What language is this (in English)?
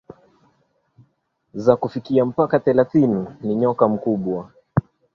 Swahili